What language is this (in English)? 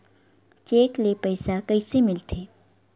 Chhattisgarhi